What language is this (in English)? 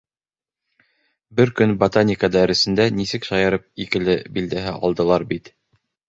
Bashkir